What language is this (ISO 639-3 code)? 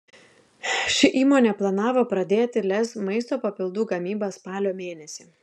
lit